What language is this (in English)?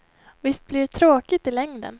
Swedish